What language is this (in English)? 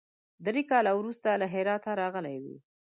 Pashto